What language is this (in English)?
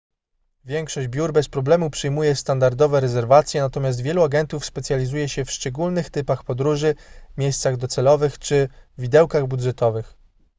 Polish